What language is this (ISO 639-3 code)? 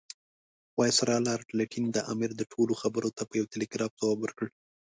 pus